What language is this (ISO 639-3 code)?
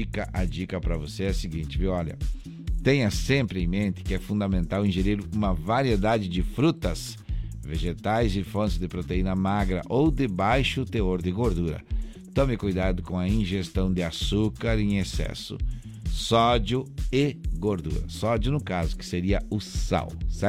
por